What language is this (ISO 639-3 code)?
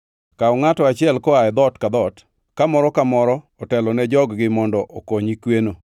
luo